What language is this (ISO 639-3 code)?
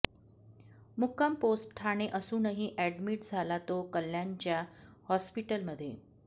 mar